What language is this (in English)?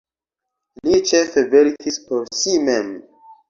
Esperanto